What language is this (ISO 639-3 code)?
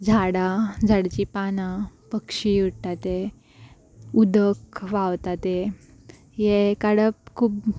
kok